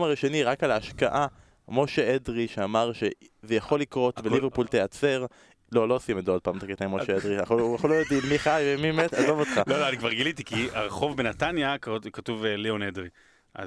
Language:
Hebrew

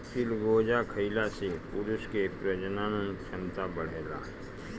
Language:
Bhojpuri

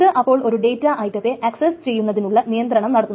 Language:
Malayalam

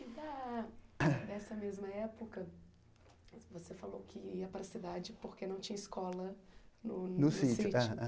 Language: Portuguese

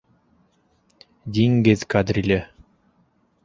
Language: Bashkir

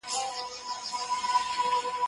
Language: Pashto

